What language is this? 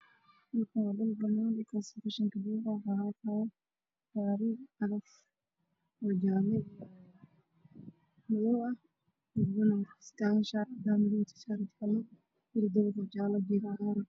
Somali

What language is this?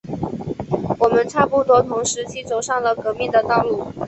Chinese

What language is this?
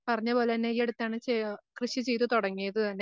Malayalam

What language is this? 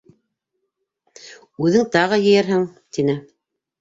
Bashkir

